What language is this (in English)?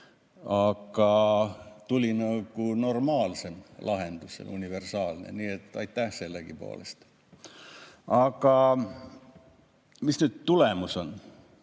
Estonian